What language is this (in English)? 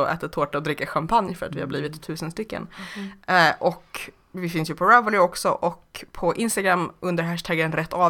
Swedish